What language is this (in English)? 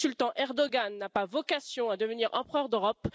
French